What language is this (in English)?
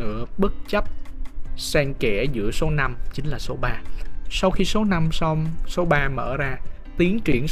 Vietnamese